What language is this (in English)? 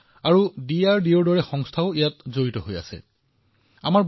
Assamese